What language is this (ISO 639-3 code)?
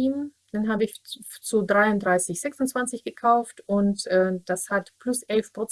deu